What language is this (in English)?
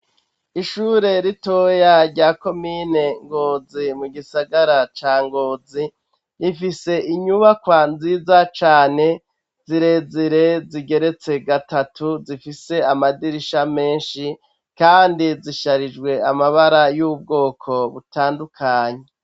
Rundi